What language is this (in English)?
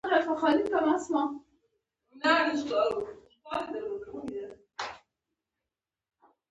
Pashto